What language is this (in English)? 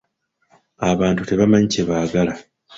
Ganda